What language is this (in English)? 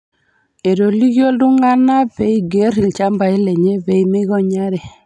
Masai